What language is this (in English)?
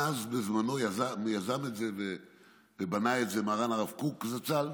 Hebrew